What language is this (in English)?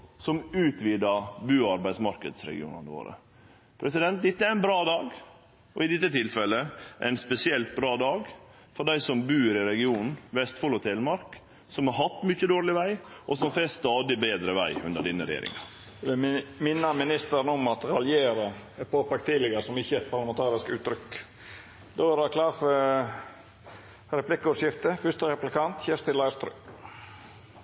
Norwegian Nynorsk